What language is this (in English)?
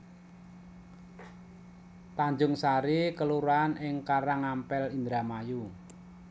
Javanese